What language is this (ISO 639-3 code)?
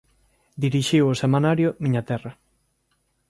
glg